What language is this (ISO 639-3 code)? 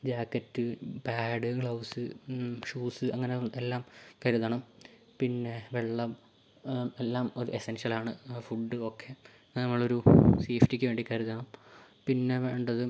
mal